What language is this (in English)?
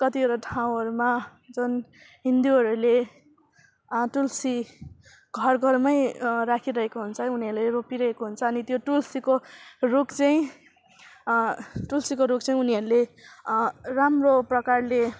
Nepali